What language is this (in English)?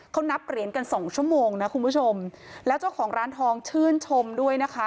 Thai